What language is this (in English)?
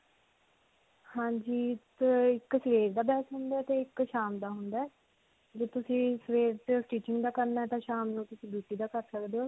Punjabi